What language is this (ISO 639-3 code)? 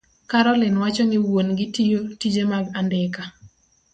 luo